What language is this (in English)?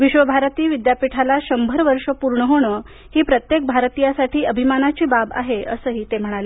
Marathi